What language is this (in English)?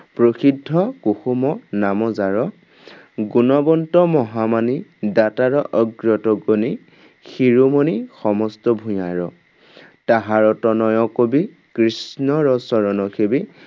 Assamese